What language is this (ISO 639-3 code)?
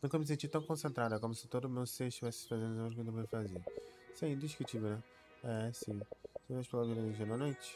por